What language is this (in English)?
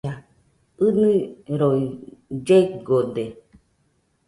Nüpode Huitoto